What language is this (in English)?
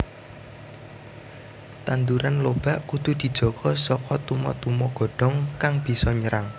Javanese